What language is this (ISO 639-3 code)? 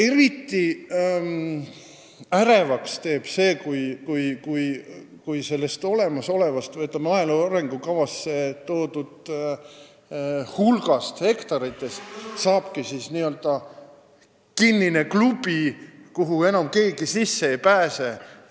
est